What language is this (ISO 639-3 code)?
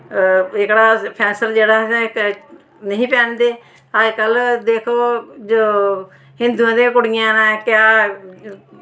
doi